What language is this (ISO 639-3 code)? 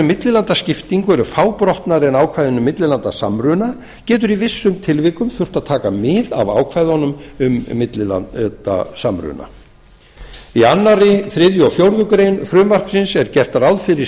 isl